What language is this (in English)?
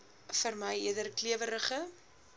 Afrikaans